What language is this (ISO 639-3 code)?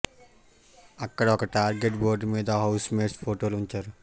tel